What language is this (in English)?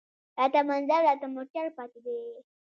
Pashto